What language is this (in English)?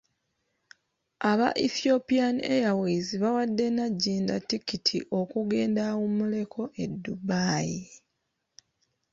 Ganda